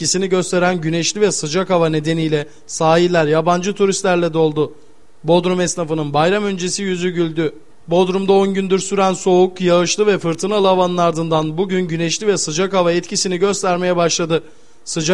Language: Turkish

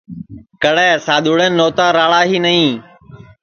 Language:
Sansi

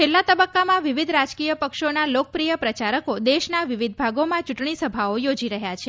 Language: Gujarati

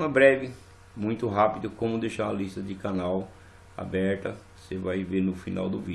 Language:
Portuguese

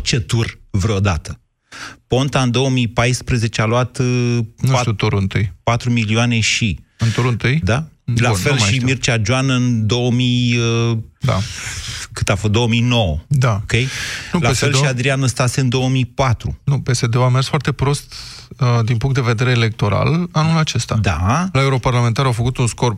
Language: Romanian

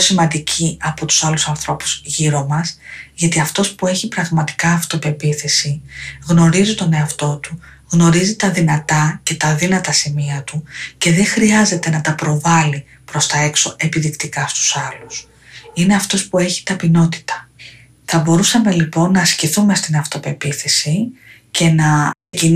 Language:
Greek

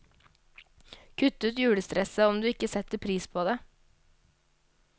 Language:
Norwegian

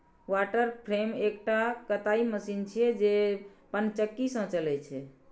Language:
Maithili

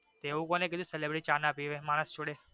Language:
Gujarati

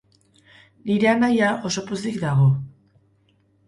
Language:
Basque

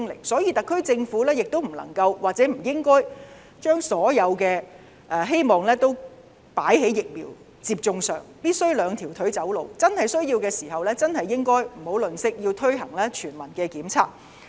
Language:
Cantonese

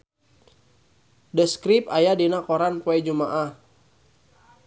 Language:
Sundanese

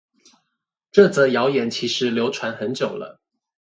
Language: Chinese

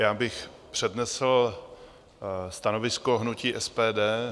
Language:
Czech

